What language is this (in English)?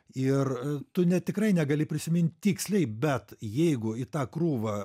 Lithuanian